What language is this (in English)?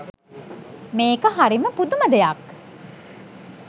Sinhala